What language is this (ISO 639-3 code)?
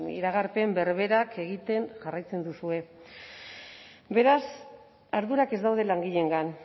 eus